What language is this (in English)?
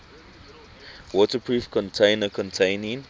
English